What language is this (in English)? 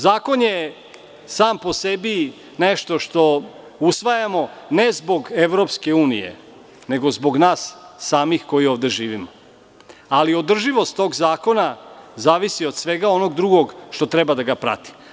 Serbian